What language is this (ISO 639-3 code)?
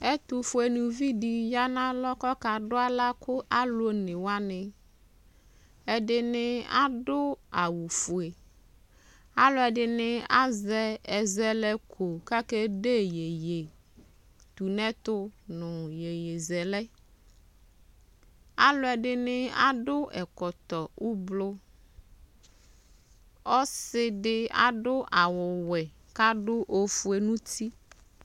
kpo